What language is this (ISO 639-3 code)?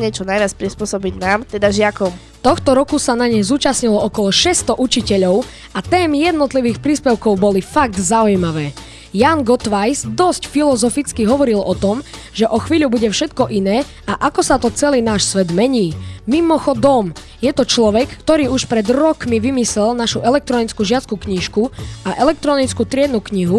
slk